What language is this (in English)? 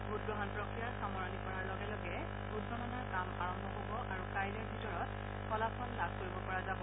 Assamese